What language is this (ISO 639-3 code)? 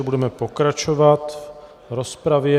ces